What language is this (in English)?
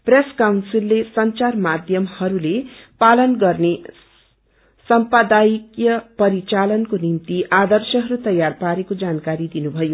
Nepali